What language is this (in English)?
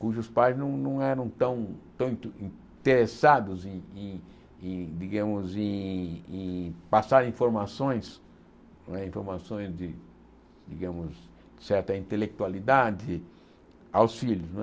Portuguese